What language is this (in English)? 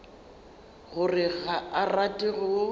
Northern Sotho